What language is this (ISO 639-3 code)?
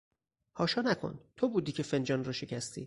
fas